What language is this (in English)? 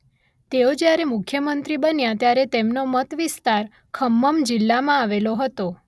Gujarati